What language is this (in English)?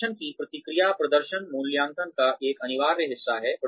Hindi